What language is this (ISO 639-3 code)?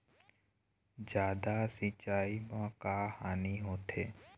hne